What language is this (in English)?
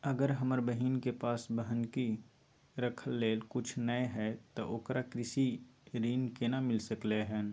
Maithili